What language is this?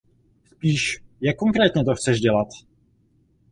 Czech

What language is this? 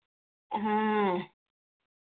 Hindi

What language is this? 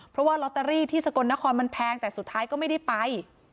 Thai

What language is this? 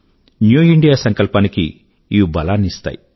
Telugu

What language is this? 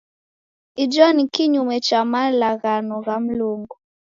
Taita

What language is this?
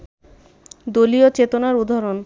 Bangla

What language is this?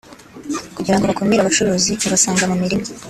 Kinyarwanda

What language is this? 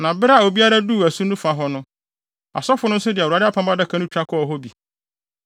Akan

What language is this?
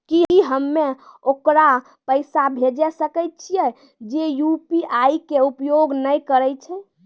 Maithili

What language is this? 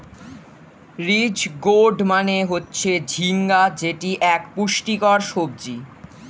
Bangla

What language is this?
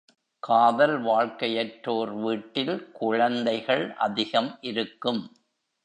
Tamil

